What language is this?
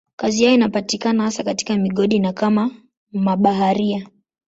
Swahili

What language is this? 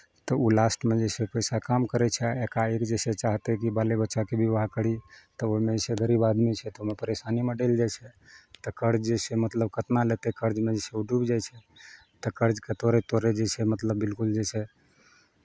Maithili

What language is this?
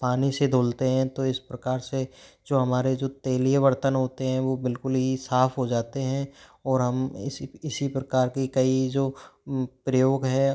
Hindi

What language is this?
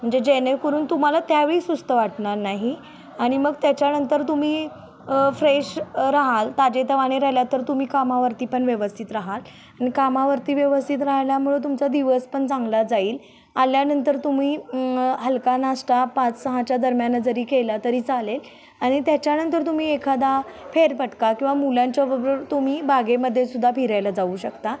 Marathi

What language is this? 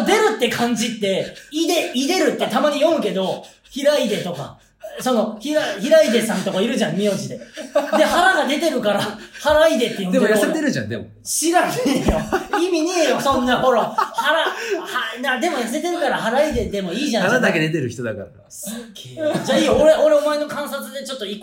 Japanese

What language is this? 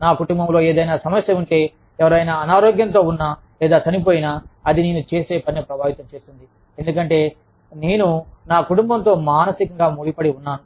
Telugu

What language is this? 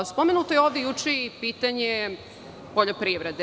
Serbian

